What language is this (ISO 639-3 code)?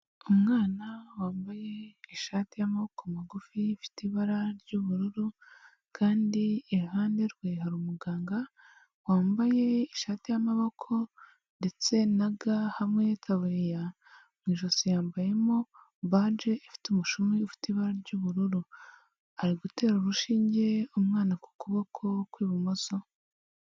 kin